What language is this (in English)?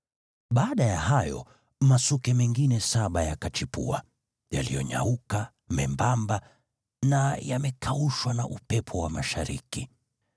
Swahili